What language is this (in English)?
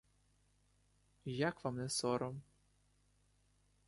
Ukrainian